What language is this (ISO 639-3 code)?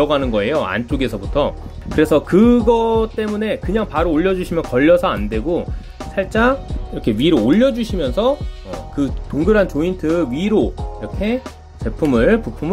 kor